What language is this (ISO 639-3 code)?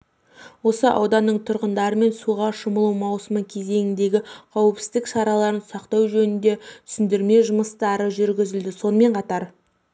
kaz